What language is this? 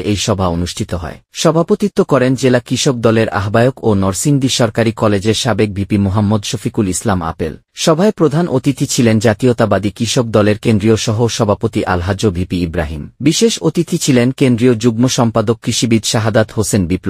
Bangla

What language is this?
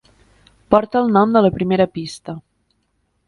Catalan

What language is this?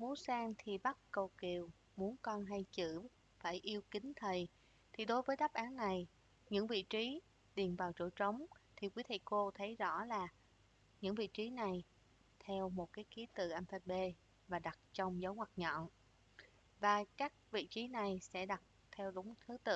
Vietnamese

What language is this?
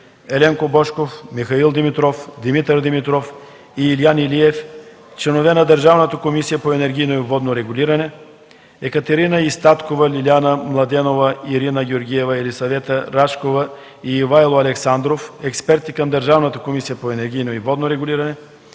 Bulgarian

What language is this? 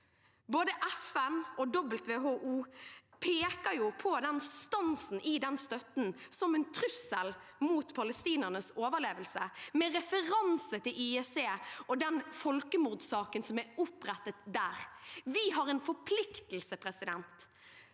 Norwegian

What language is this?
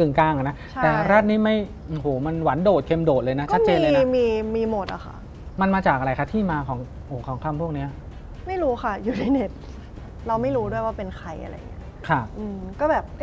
Thai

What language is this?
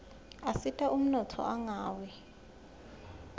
Swati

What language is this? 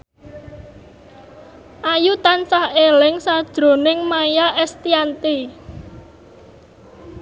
Javanese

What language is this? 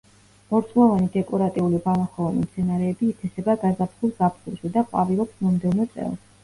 Georgian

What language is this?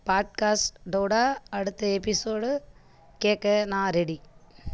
Tamil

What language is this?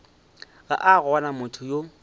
Northern Sotho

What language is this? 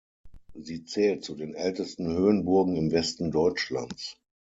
German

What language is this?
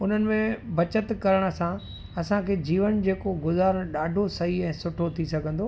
Sindhi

